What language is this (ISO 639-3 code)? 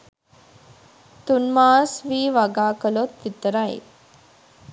sin